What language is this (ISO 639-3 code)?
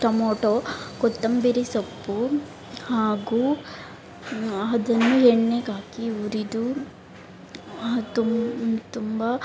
kan